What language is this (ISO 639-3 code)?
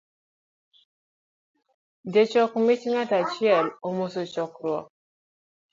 luo